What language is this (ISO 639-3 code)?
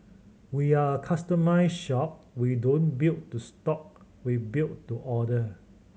eng